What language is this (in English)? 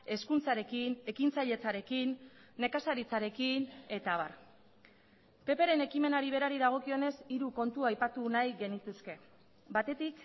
Basque